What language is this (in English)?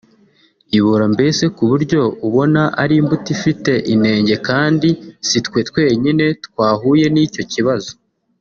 Kinyarwanda